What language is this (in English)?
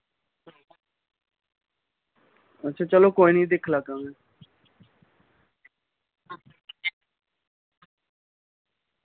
Dogri